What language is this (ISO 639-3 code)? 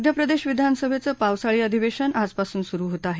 mar